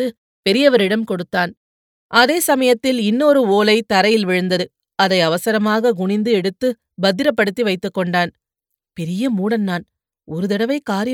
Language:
Tamil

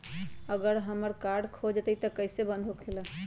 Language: Magahi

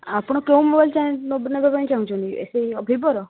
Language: Odia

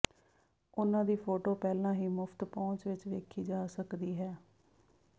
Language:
Punjabi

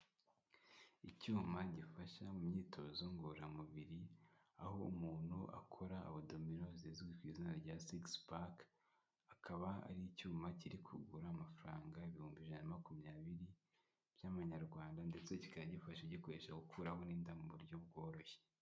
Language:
Kinyarwanda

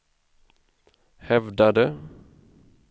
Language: Swedish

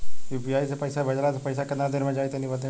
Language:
Bhojpuri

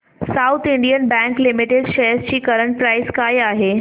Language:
Marathi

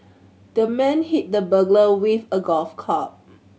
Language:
English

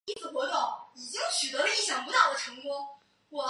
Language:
Chinese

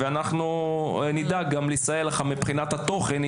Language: Hebrew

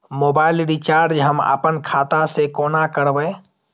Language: Maithili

